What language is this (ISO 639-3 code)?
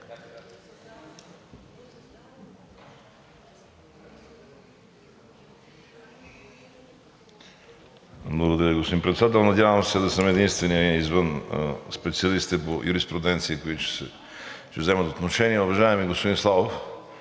bul